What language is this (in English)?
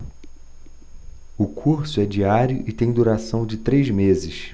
Portuguese